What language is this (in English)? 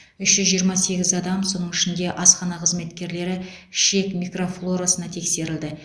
Kazakh